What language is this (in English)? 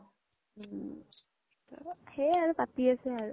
Assamese